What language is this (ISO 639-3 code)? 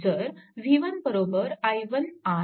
mar